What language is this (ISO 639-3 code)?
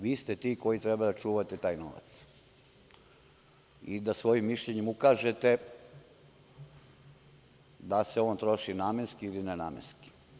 srp